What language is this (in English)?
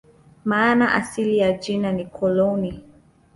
Swahili